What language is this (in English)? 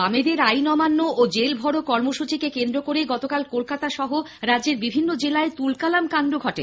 Bangla